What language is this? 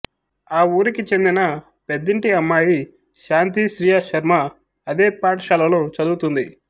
Telugu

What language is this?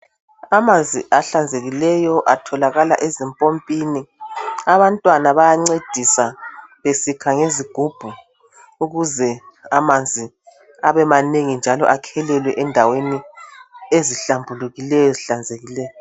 North Ndebele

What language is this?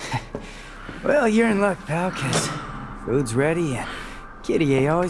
English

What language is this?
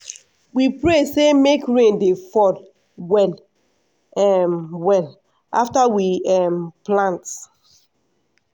Nigerian Pidgin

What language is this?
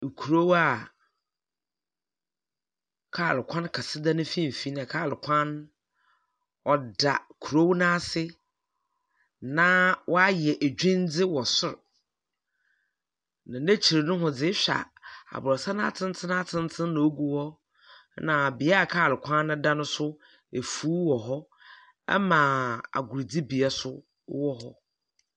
Akan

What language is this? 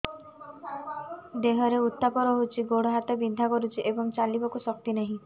Odia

